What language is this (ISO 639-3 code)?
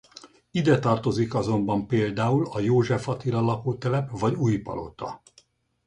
hun